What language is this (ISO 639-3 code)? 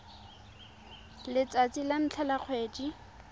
tsn